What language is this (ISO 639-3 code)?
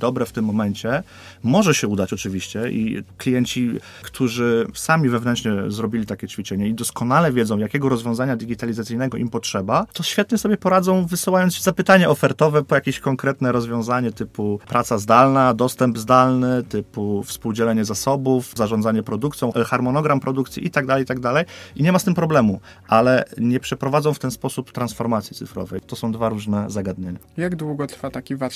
pol